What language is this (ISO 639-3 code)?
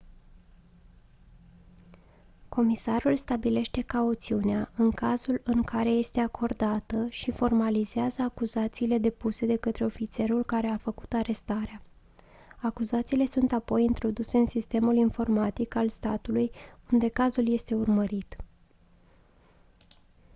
ron